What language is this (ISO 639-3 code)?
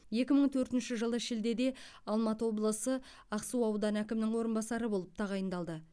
kaz